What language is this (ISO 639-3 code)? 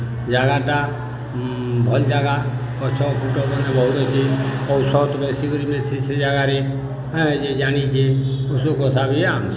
ori